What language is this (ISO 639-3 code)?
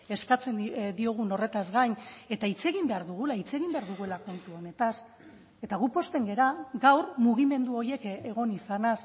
eus